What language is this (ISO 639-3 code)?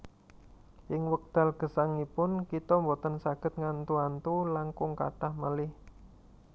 jav